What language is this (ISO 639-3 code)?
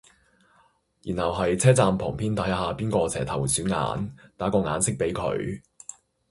yue